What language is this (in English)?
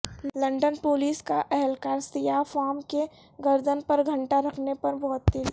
Urdu